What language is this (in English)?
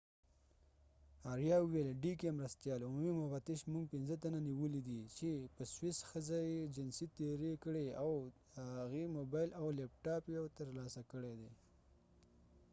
Pashto